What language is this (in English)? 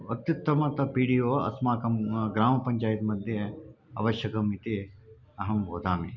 Sanskrit